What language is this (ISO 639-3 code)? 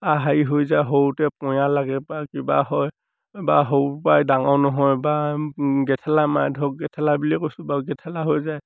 asm